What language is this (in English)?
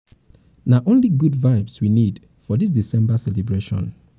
Nigerian Pidgin